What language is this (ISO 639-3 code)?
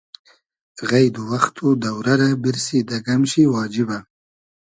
haz